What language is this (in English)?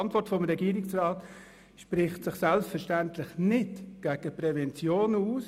Swiss German